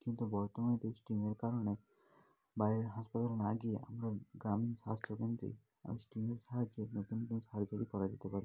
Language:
Bangla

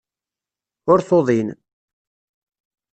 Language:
Kabyle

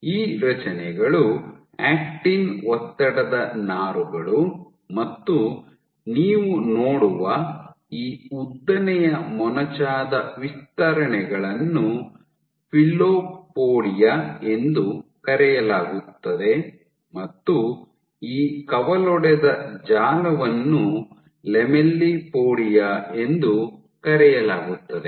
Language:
Kannada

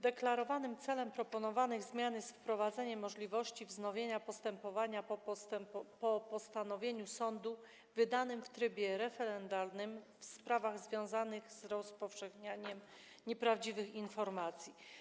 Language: Polish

